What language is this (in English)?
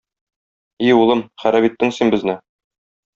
Tatar